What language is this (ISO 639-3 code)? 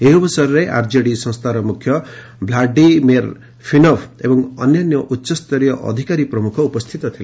ori